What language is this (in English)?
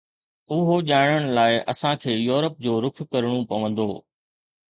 Sindhi